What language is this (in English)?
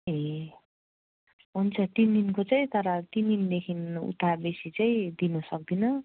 Nepali